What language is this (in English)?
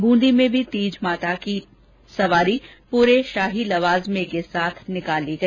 Hindi